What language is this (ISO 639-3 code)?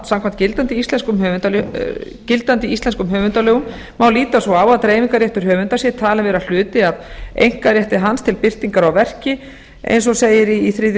isl